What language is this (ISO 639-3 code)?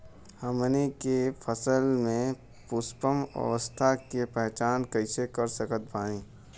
bho